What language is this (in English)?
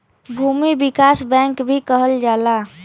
Bhojpuri